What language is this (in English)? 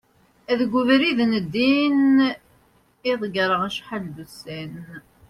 Kabyle